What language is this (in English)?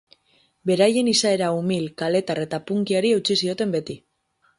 Basque